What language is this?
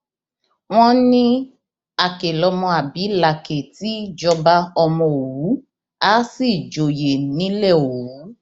Yoruba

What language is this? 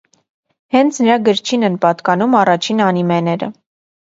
Armenian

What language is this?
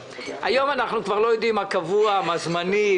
Hebrew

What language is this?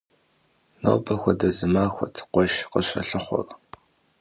Kabardian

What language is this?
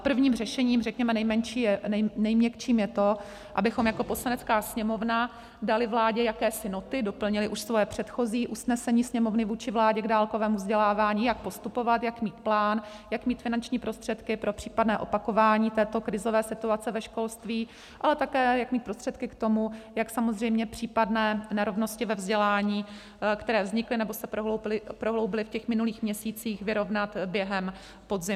Czech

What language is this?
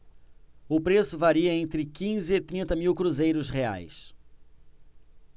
Portuguese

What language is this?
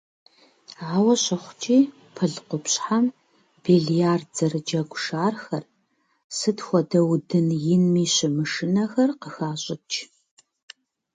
Kabardian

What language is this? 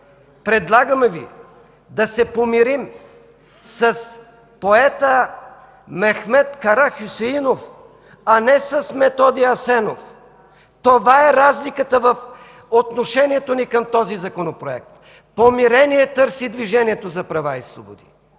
Bulgarian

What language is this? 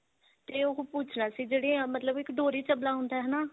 Punjabi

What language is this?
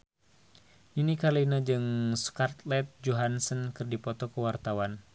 Sundanese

